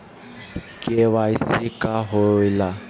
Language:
Magahi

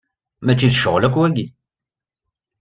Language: Kabyle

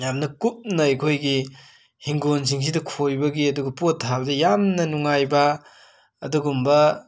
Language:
Manipuri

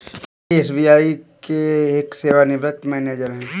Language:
Hindi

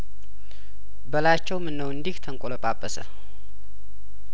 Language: Amharic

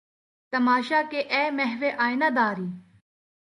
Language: Urdu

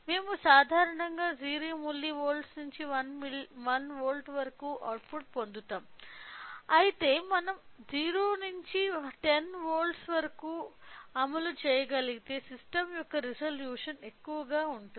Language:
Telugu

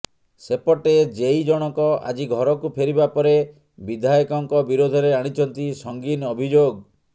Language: Odia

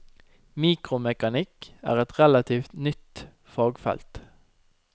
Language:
Norwegian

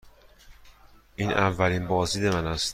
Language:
Persian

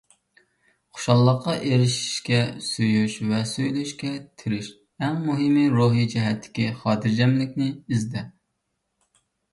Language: Uyghur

